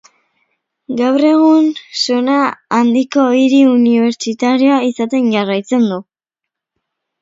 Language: Basque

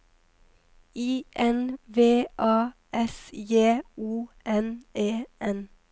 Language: Norwegian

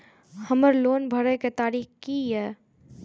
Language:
Maithili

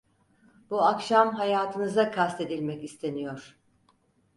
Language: Turkish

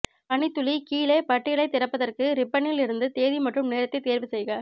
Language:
Tamil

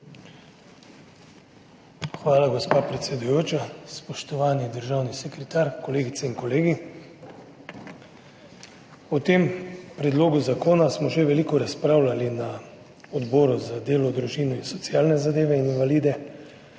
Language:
Slovenian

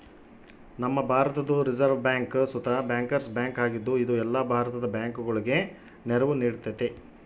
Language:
Kannada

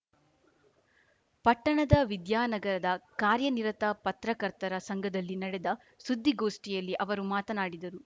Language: Kannada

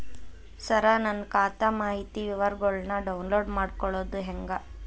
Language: Kannada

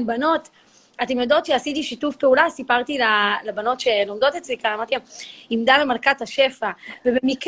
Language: Hebrew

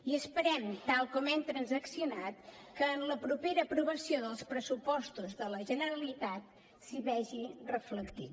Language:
Catalan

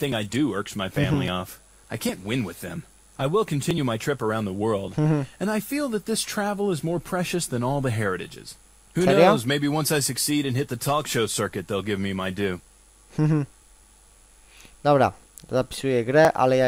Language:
Polish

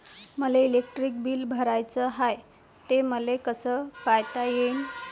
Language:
Marathi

